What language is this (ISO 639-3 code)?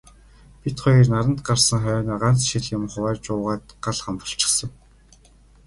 mon